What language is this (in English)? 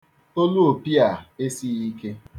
Igbo